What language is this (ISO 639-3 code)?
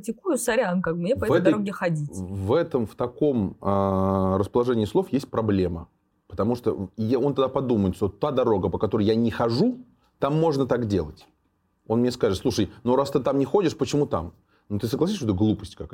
rus